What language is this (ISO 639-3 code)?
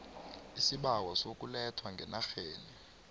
nbl